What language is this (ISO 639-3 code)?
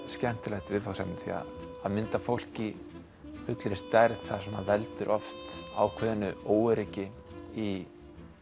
isl